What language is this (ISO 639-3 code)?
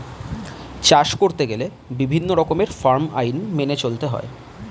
ben